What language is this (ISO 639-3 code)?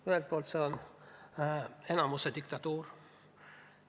est